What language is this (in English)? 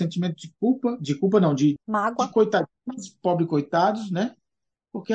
Portuguese